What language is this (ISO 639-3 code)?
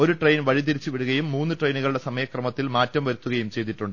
mal